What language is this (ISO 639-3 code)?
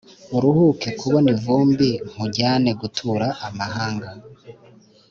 kin